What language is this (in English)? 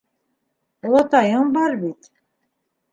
Bashkir